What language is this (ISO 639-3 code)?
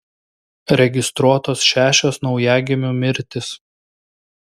lit